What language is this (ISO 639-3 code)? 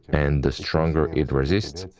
eng